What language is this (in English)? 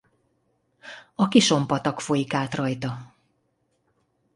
Hungarian